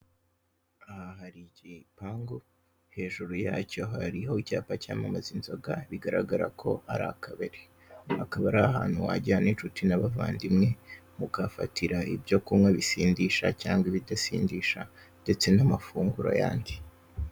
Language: Kinyarwanda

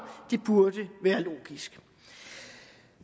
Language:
Danish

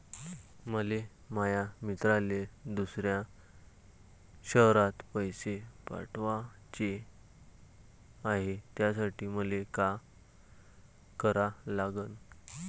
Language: Marathi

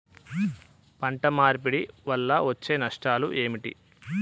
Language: Telugu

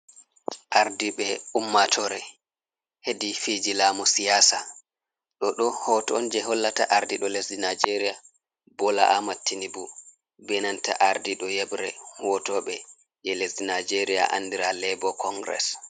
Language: Fula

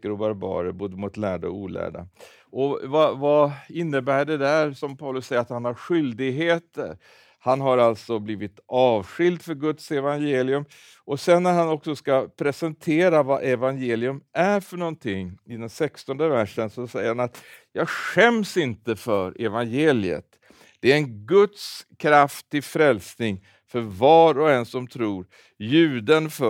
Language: Swedish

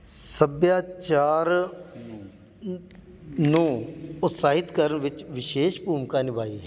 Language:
Punjabi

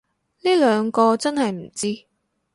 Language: Cantonese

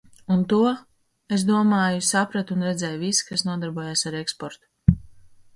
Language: Latvian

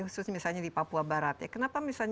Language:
Indonesian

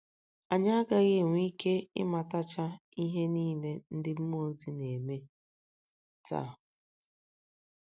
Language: Igbo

